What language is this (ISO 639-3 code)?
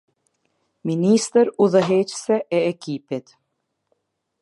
sqi